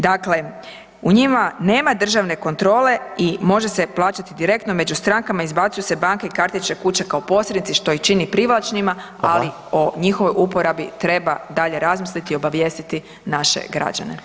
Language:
Croatian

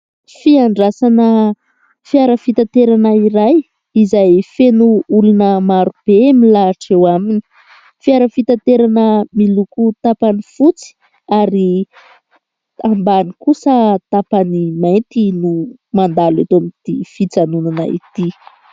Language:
Malagasy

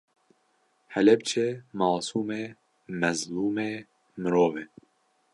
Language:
Kurdish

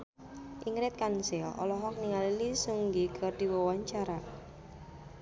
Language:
Sundanese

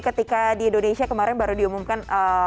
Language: Indonesian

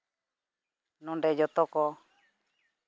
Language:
Santali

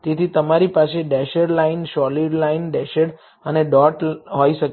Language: Gujarati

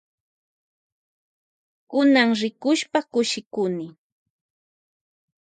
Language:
Loja Highland Quichua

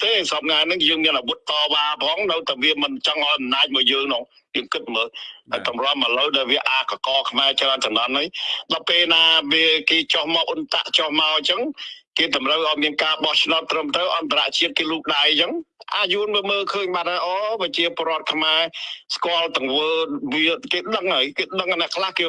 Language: Vietnamese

